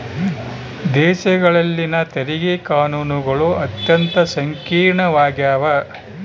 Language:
Kannada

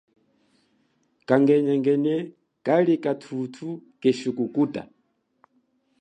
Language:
Chokwe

